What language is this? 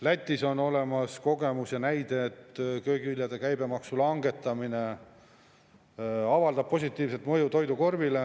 Estonian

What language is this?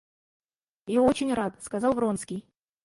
Russian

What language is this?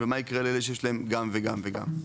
Hebrew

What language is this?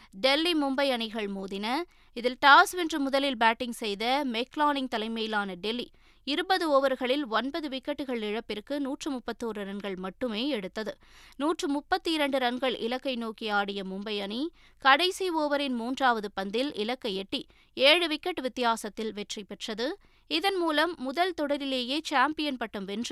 Tamil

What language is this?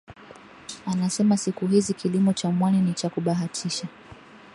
Swahili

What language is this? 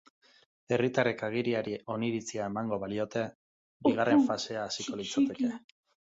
Basque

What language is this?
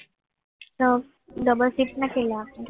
Gujarati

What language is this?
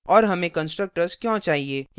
Hindi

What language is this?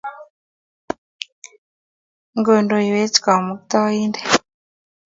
Kalenjin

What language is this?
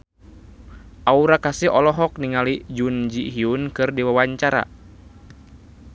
Sundanese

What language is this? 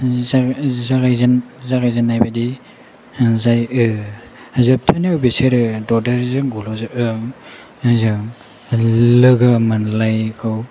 Bodo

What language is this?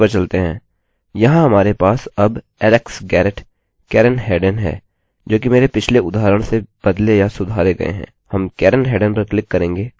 Hindi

